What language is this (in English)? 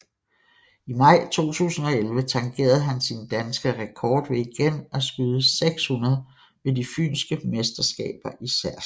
Danish